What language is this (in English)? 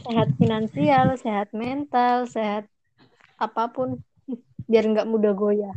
Indonesian